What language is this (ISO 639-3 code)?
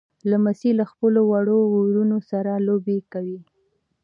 pus